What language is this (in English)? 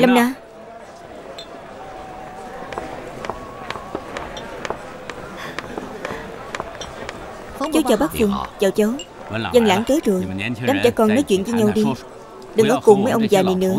Vietnamese